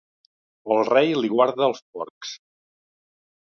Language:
Catalan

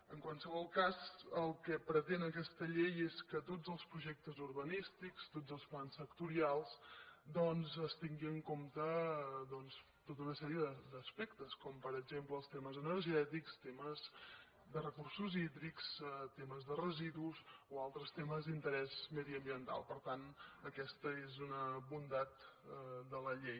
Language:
Catalan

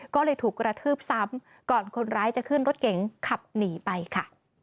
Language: Thai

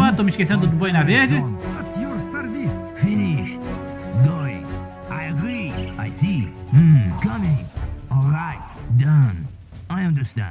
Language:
Portuguese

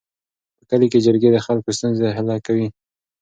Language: Pashto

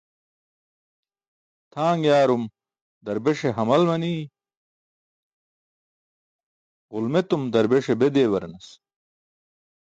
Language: Burushaski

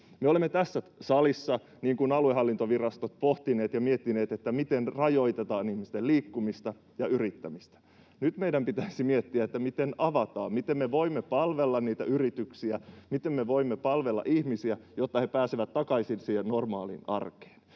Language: Finnish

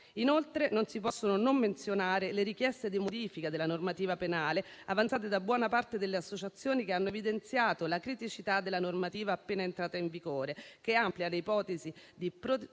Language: Italian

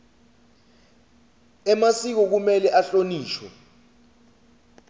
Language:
Swati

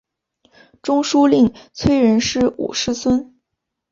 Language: Chinese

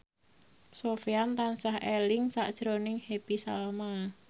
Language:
Javanese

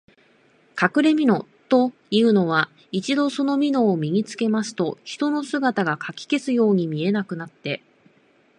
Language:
Japanese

